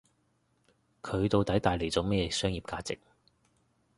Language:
Cantonese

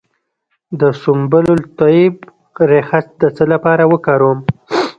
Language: Pashto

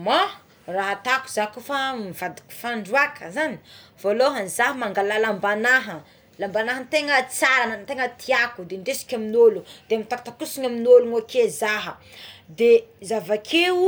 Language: Tsimihety Malagasy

